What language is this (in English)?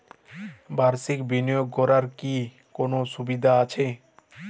Bangla